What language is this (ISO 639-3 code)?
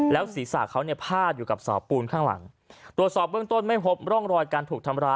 tha